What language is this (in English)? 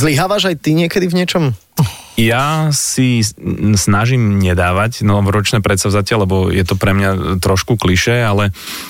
Slovak